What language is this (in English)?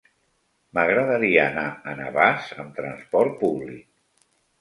Catalan